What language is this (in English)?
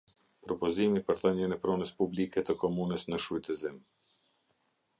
Albanian